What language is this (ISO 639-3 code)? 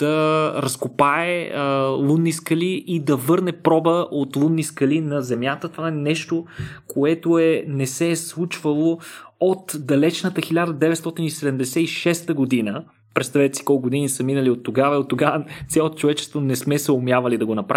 bul